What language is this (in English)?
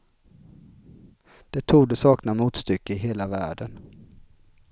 Swedish